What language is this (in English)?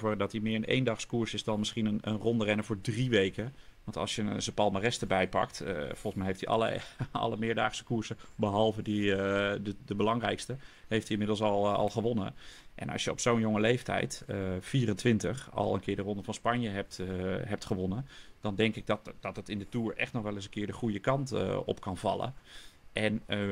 Dutch